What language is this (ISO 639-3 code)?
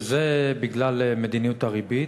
heb